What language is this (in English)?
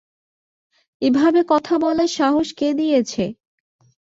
Bangla